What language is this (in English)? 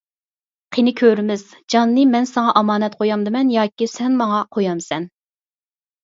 Uyghur